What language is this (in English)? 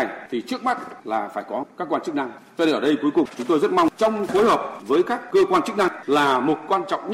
Vietnamese